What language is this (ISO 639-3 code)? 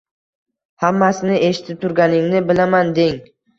uzb